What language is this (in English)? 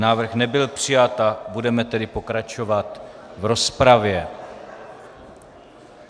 Czech